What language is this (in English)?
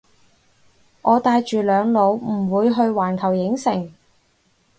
Cantonese